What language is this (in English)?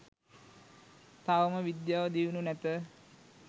Sinhala